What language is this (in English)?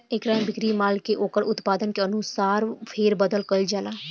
Bhojpuri